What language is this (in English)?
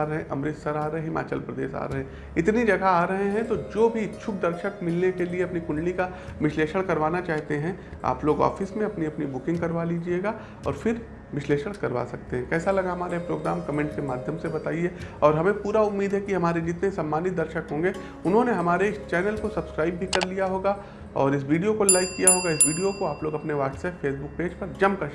Hindi